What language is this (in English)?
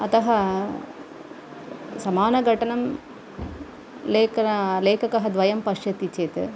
Sanskrit